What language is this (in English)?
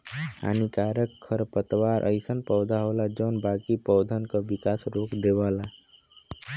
Bhojpuri